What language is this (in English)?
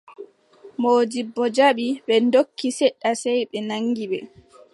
Adamawa Fulfulde